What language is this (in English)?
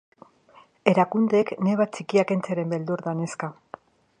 Basque